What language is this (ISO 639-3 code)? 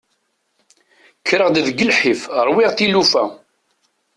kab